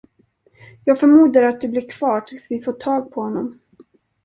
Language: Swedish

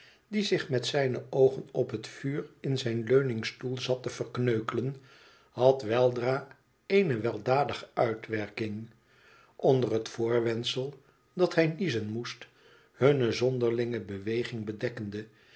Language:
Dutch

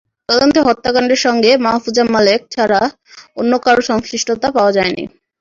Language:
Bangla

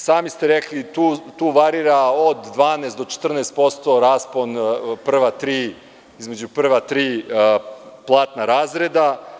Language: Serbian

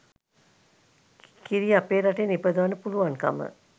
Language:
Sinhala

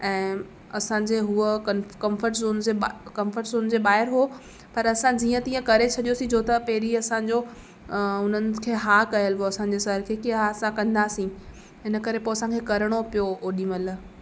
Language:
Sindhi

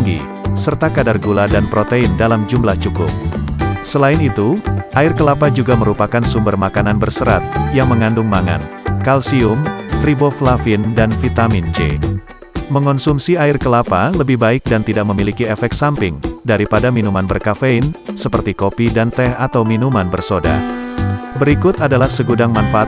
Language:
Indonesian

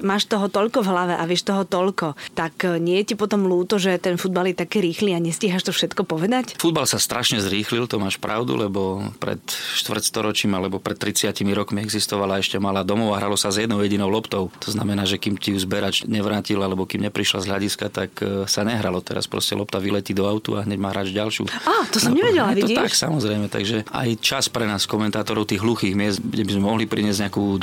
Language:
Slovak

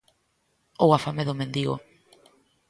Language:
Galician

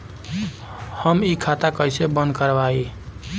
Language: Bhojpuri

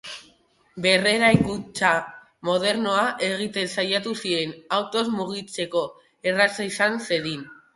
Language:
Basque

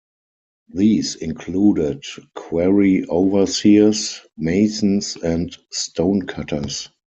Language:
English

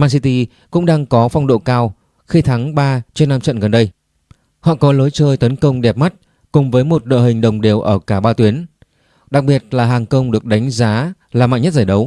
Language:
Vietnamese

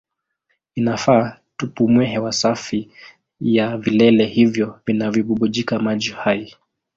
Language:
Swahili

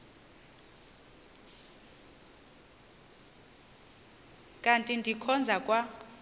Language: Xhosa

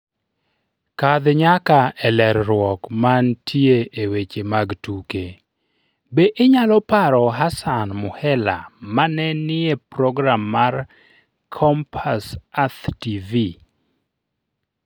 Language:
Luo (Kenya and Tanzania)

